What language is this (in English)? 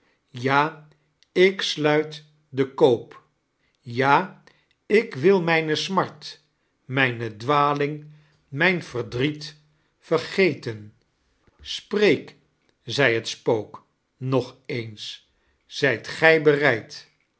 Dutch